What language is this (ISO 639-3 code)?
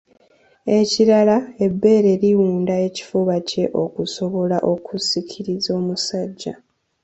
lug